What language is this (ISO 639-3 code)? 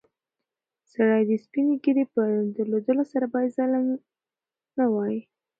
pus